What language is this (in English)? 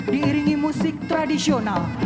Indonesian